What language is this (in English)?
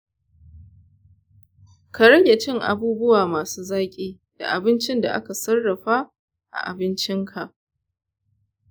Hausa